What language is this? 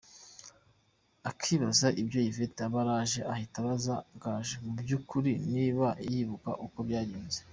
Kinyarwanda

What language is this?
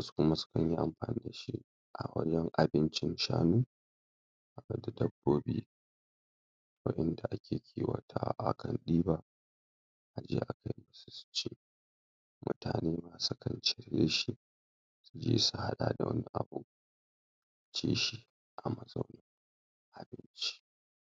Hausa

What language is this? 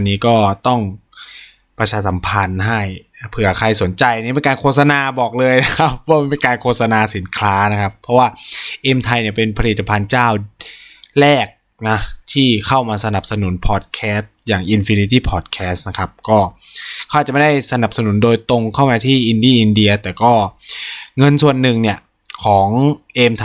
Thai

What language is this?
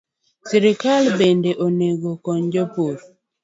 Luo (Kenya and Tanzania)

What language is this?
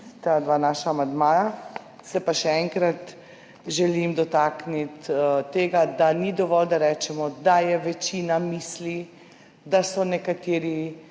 Slovenian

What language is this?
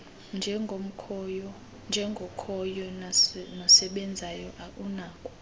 Xhosa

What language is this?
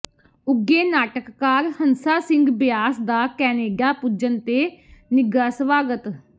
Punjabi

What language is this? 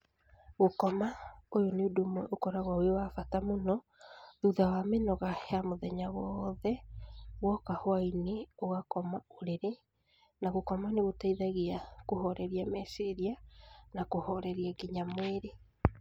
Kikuyu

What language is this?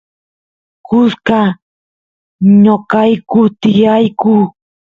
Santiago del Estero Quichua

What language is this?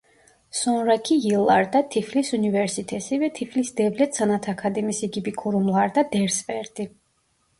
Turkish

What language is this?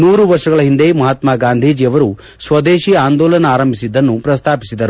Kannada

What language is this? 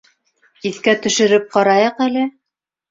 Bashkir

